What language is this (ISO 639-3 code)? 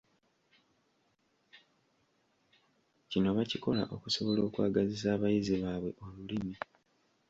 lug